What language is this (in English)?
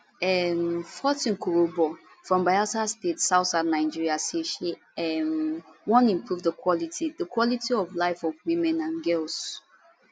Nigerian Pidgin